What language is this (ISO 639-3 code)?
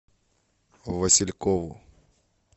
rus